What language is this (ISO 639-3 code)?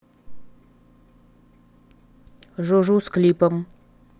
rus